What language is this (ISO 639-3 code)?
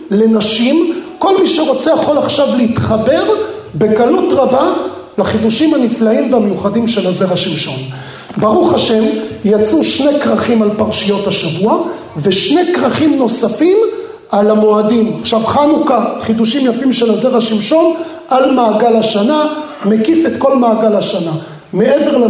heb